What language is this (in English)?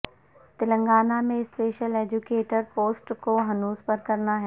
Urdu